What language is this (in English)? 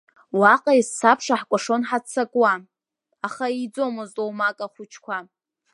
Abkhazian